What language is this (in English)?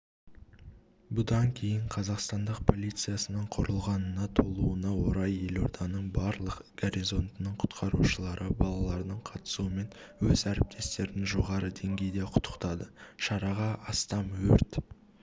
Kazakh